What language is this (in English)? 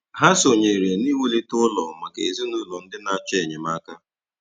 Igbo